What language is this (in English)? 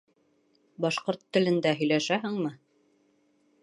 Bashkir